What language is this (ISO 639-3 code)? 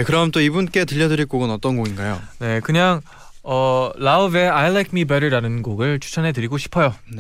kor